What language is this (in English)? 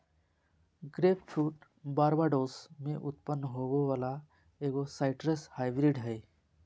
Magahi